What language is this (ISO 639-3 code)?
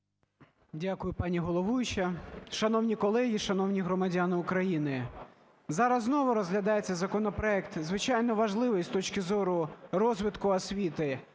ukr